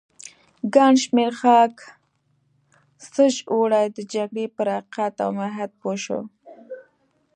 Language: Pashto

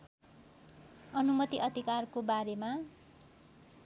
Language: Nepali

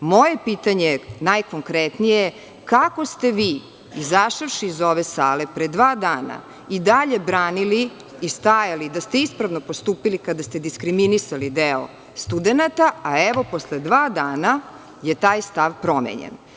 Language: Serbian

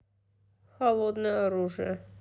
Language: Russian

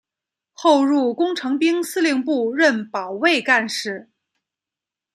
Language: Chinese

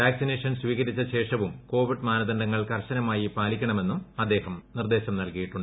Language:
Malayalam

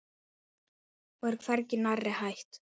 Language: Icelandic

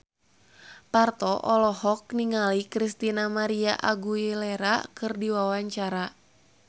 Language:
Sundanese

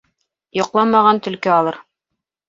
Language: Bashkir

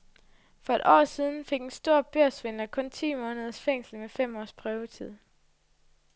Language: Danish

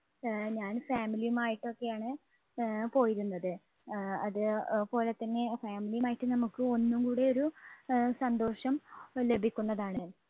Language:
Malayalam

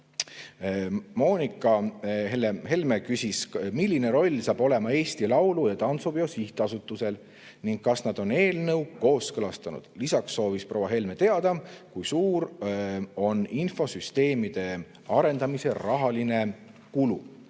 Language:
Estonian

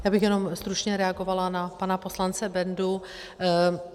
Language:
Czech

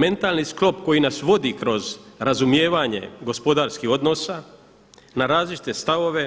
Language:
Croatian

